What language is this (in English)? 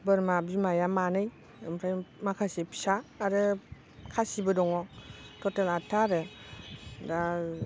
Bodo